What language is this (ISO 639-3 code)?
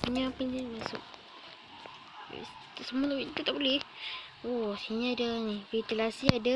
msa